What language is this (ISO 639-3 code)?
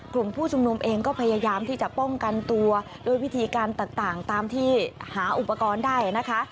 tha